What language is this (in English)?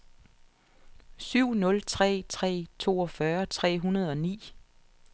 Danish